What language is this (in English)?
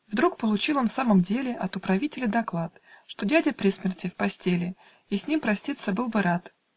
Russian